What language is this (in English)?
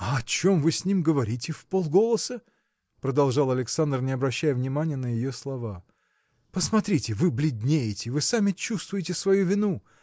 Russian